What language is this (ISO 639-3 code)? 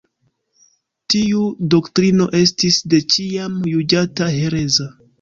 epo